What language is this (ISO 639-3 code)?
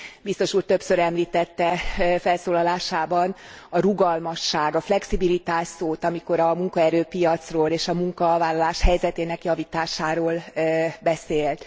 hun